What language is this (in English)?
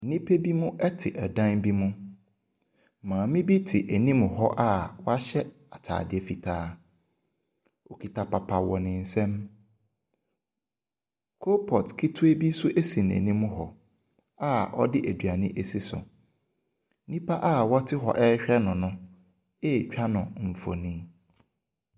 Akan